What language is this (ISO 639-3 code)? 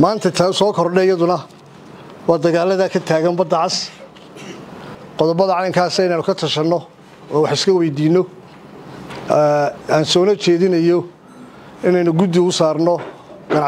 ara